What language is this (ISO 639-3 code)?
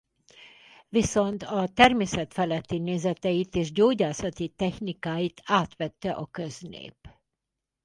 hun